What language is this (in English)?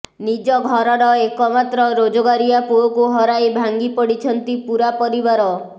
Odia